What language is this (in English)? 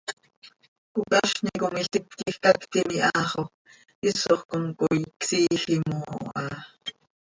Seri